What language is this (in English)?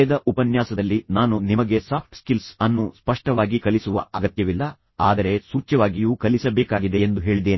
Kannada